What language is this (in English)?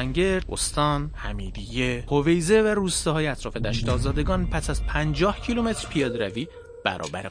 Persian